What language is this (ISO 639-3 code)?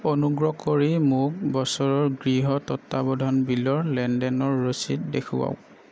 asm